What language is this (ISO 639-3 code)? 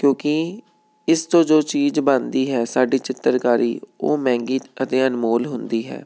pan